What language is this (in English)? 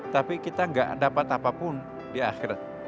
Indonesian